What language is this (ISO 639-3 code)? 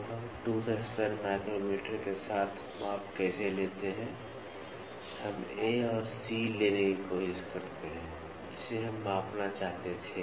hin